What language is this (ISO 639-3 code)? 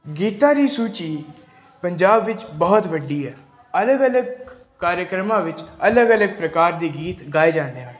pan